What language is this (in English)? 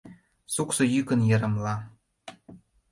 Mari